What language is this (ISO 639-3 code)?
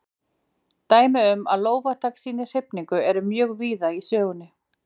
isl